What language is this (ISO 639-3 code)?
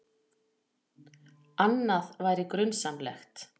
isl